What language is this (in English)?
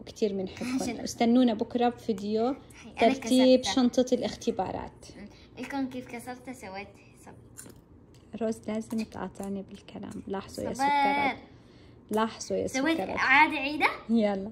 Arabic